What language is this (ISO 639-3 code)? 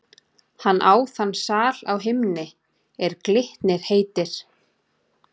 isl